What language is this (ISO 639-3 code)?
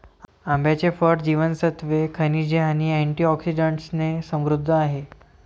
mar